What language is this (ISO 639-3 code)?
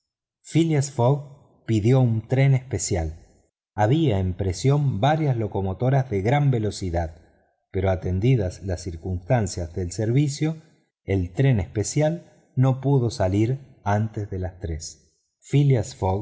spa